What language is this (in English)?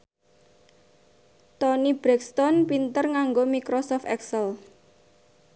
Javanese